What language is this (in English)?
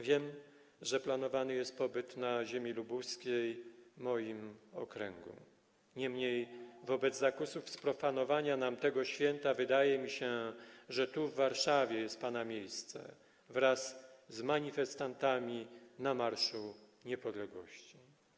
Polish